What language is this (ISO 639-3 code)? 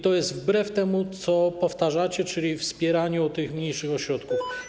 pol